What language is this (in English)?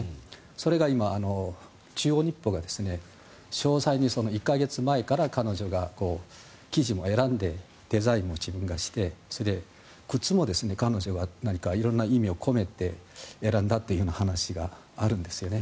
Japanese